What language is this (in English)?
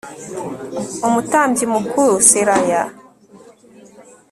Kinyarwanda